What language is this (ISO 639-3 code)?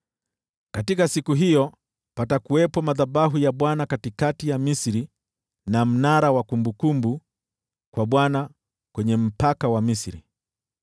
swa